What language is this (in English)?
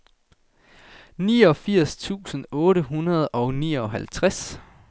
Danish